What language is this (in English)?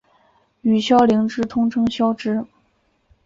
Chinese